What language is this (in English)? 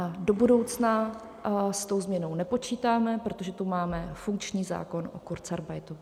Czech